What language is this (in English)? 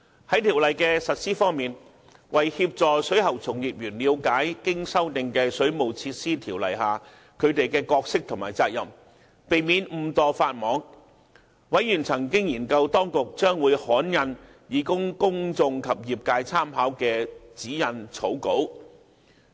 Cantonese